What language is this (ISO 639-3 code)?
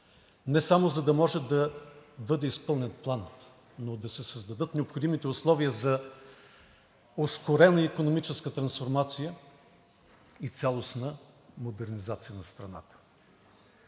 bul